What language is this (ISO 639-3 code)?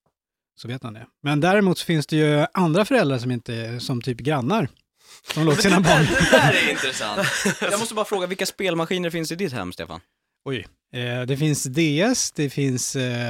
swe